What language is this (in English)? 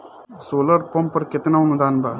Bhojpuri